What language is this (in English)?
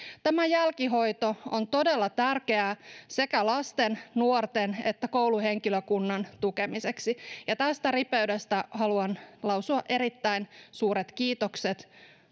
Finnish